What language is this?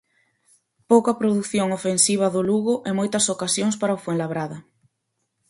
Galician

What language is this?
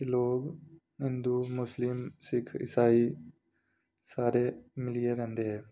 Dogri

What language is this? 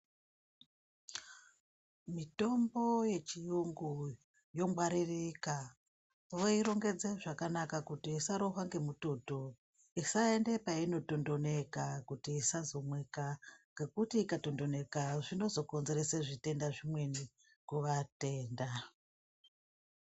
Ndau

